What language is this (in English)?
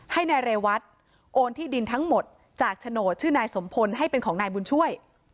Thai